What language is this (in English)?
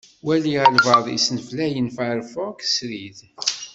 Kabyle